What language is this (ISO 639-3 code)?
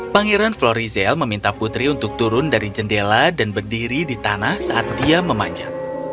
ind